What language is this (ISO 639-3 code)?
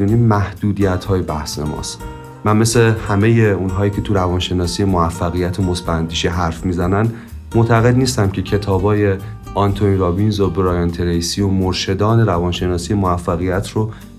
fas